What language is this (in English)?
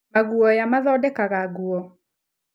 Kikuyu